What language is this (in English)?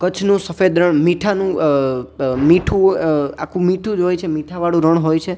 Gujarati